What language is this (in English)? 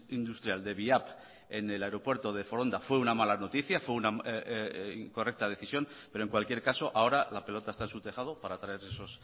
Spanish